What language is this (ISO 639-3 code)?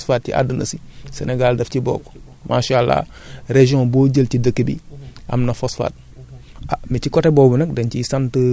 wol